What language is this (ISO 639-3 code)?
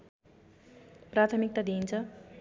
nep